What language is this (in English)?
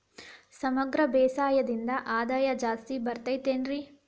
Kannada